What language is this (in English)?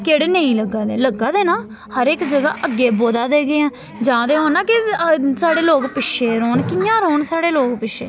Dogri